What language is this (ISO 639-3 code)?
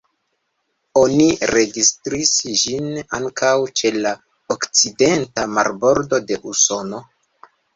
epo